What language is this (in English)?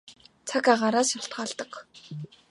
Mongolian